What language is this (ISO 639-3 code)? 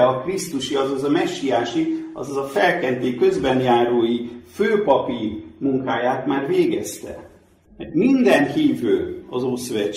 hun